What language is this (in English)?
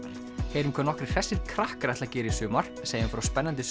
Icelandic